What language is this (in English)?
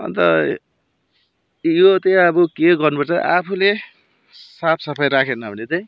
Nepali